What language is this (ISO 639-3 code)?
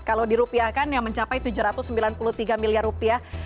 ind